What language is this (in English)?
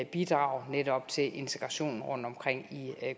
Danish